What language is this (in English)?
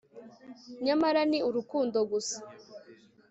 Kinyarwanda